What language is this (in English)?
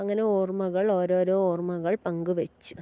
Malayalam